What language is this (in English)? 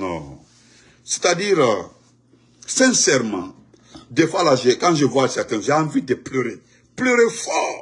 French